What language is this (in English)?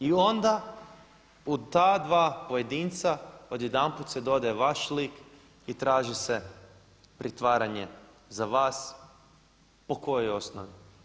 Croatian